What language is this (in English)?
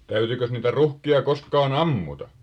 Finnish